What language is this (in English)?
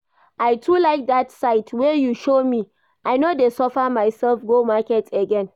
Nigerian Pidgin